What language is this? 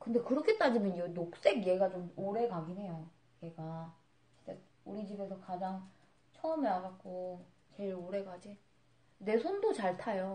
Korean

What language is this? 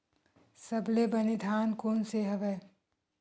Chhattisgarhi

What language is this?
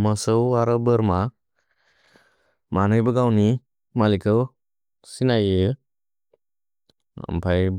Bodo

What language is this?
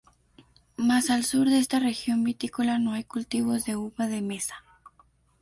Spanish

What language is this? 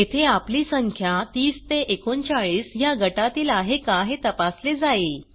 Marathi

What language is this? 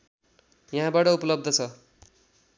Nepali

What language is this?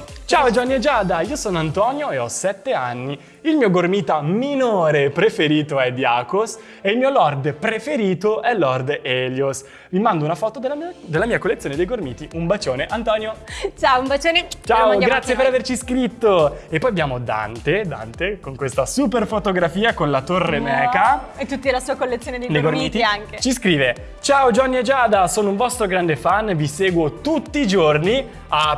Italian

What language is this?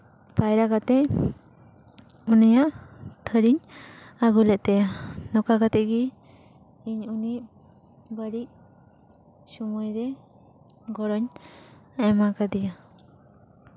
Santali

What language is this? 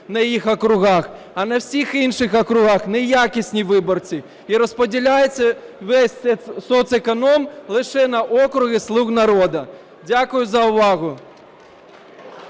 Ukrainian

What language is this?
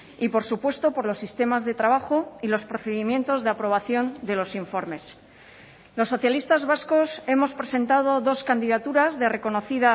Spanish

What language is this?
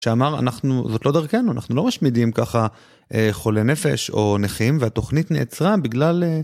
Hebrew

